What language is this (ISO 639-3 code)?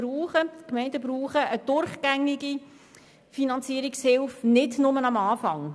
gsw